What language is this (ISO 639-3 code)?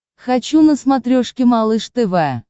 rus